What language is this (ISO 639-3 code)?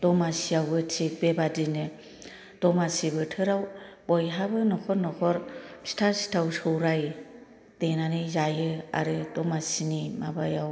brx